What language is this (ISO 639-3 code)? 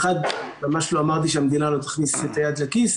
heb